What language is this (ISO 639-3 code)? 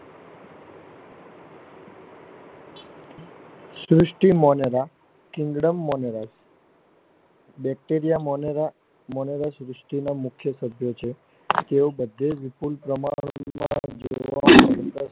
guj